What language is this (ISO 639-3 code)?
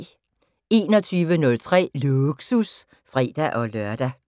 dan